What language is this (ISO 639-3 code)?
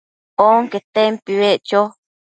mcf